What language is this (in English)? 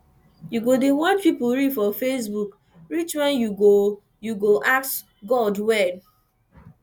Nigerian Pidgin